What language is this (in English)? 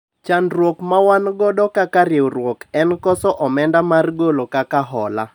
Luo (Kenya and Tanzania)